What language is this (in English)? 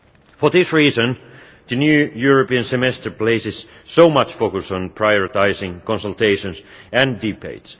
English